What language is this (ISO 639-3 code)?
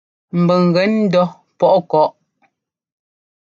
jgo